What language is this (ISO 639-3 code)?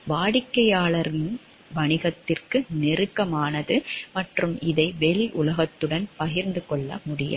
tam